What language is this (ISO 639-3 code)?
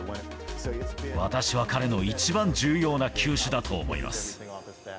jpn